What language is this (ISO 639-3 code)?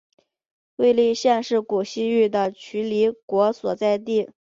zho